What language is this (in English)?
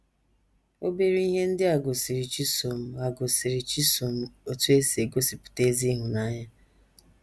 Igbo